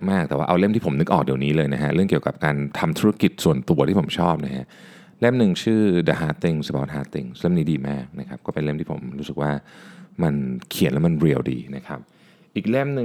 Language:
Thai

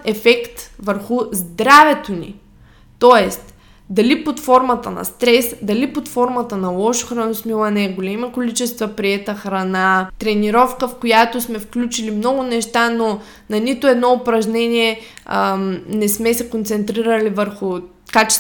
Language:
Bulgarian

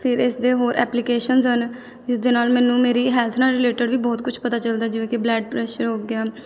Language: Punjabi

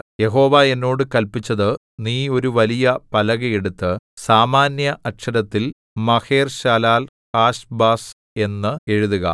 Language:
Malayalam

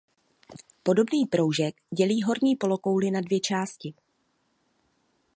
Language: Czech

